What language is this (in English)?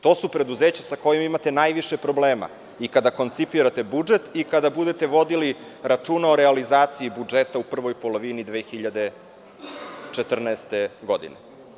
Serbian